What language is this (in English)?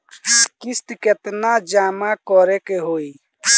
Bhojpuri